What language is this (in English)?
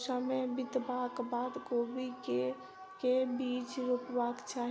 Maithili